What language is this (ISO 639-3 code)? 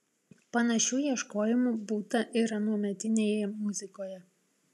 lit